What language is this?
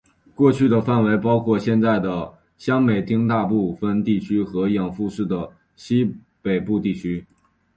Chinese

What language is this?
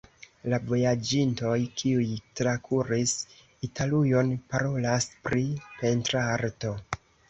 Esperanto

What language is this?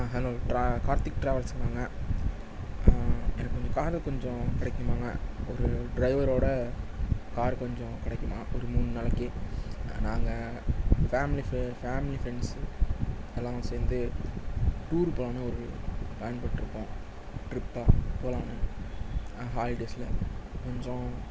Tamil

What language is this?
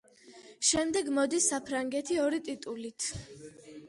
Georgian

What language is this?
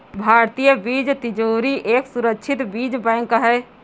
Hindi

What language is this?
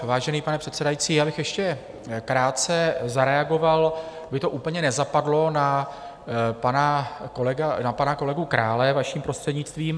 Czech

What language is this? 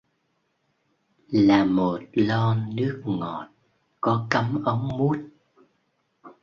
Vietnamese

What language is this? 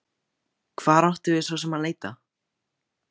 Icelandic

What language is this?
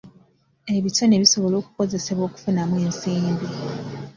Ganda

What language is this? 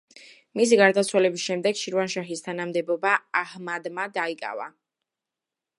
Georgian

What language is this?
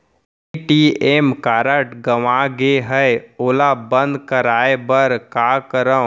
Chhattisgarhi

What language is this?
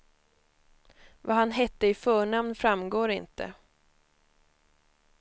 Swedish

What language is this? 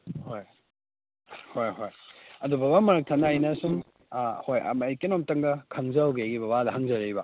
Manipuri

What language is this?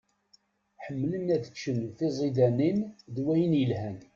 Kabyle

